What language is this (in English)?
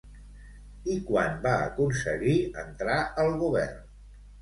Catalan